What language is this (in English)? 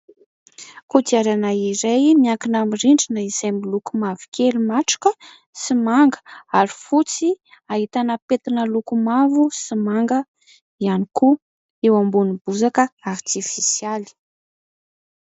Malagasy